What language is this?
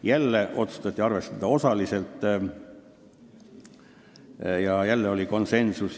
Estonian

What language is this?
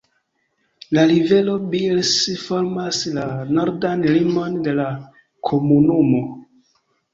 Esperanto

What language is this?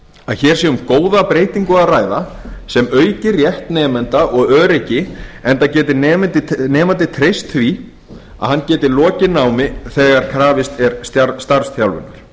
Icelandic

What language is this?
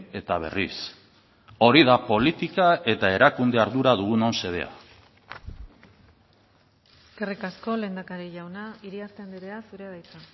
Basque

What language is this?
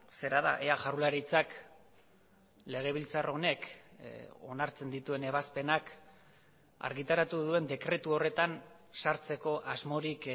Basque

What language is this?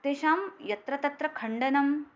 Sanskrit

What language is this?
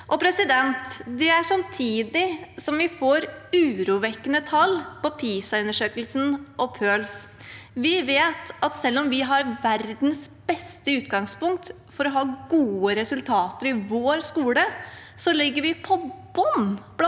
Norwegian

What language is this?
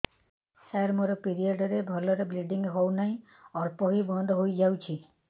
Odia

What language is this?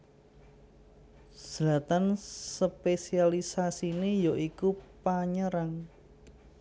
Javanese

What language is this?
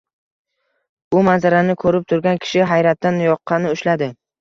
Uzbek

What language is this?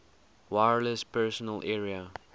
English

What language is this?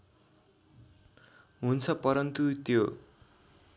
Nepali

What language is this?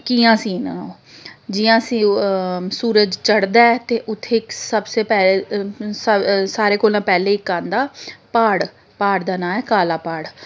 Dogri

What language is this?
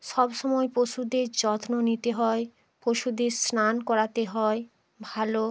Bangla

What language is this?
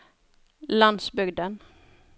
Norwegian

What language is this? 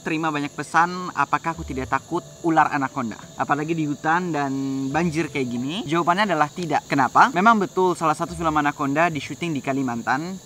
Indonesian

